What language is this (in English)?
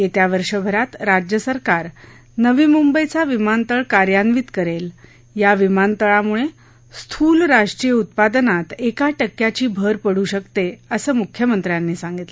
Marathi